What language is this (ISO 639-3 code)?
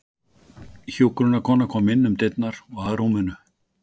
isl